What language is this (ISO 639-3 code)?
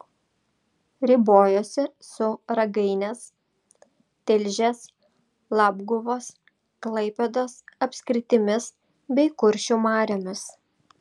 lit